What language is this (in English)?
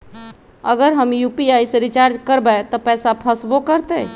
Magahi